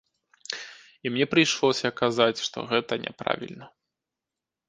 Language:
Belarusian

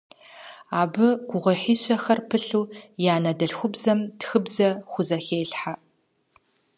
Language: Kabardian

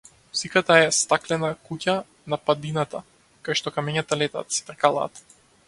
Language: Macedonian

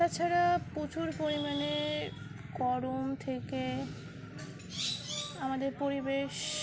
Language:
Bangla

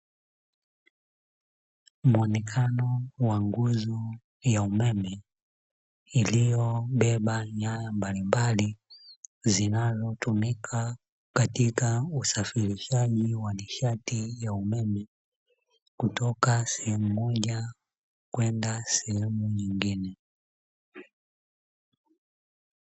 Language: Swahili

